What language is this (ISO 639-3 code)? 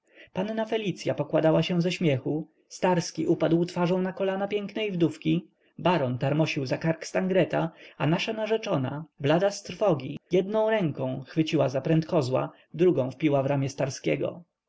pol